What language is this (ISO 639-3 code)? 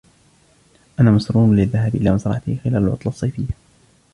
ara